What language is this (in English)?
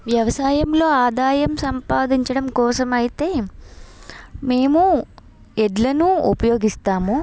Telugu